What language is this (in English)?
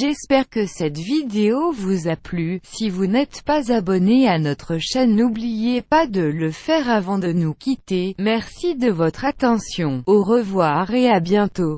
French